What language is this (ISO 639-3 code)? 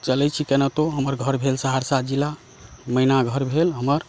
mai